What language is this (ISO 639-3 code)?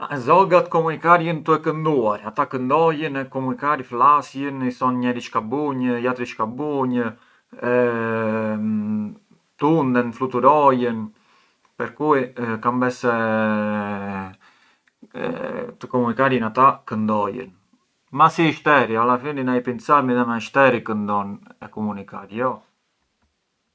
aae